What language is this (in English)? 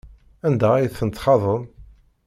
Kabyle